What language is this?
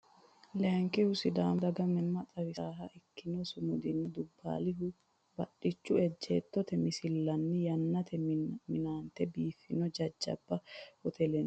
Sidamo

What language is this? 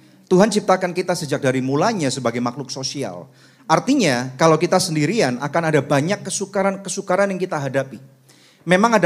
Indonesian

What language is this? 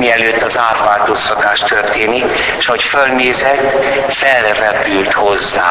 Hungarian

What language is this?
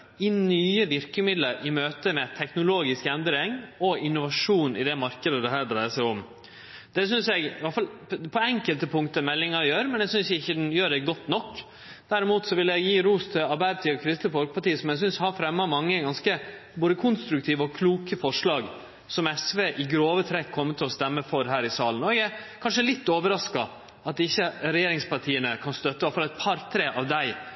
Norwegian Nynorsk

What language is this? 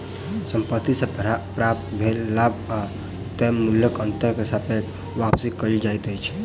Maithili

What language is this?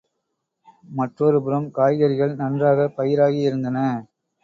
Tamil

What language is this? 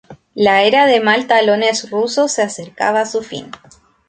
Spanish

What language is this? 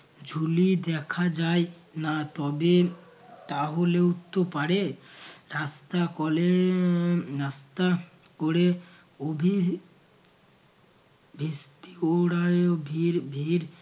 Bangla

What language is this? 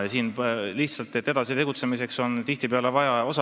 Estonian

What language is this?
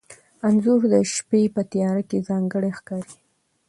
Pashto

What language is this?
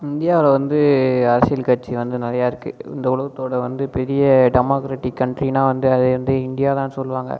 Tamil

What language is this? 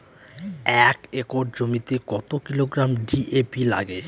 Bangla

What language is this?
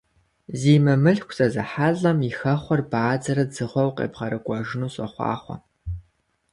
Kabardian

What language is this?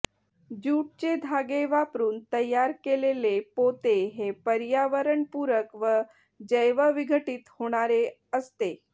Marathi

